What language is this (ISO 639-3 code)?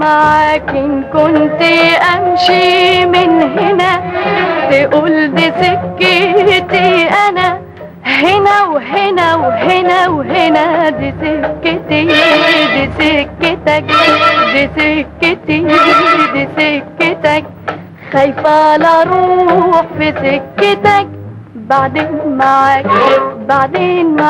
ara